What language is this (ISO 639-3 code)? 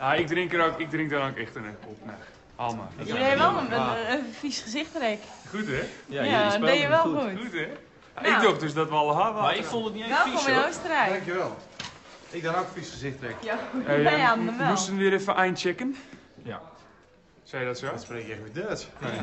nld